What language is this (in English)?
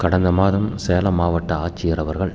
Tamil